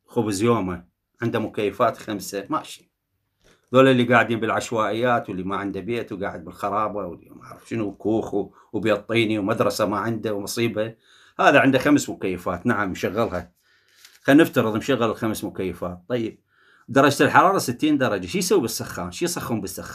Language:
Arabic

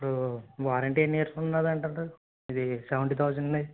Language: Telugu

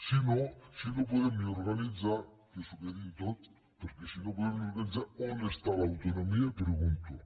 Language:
Catalan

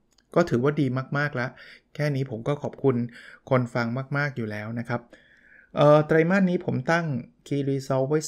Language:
Thai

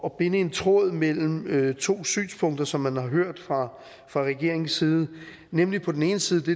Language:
Danish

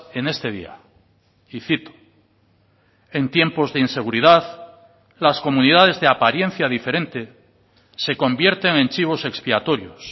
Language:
Spanish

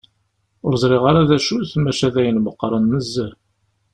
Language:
Kabyle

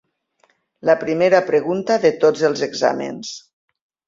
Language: Catalan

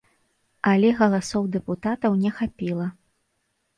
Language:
Belarusian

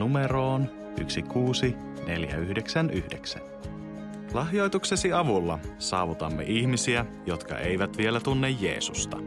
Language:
Finnish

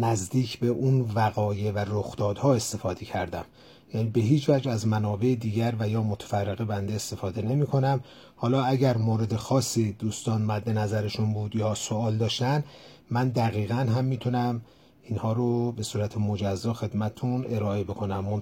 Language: Persian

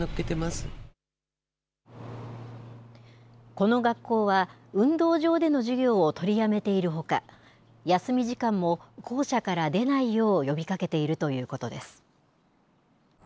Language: Japanese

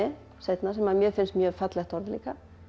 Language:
Icelandic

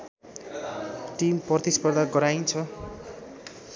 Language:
Nepali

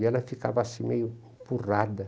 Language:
Portuguese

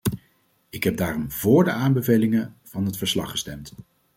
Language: Dutch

